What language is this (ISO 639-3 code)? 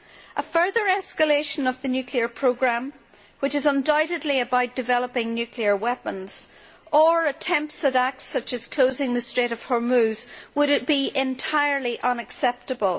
eng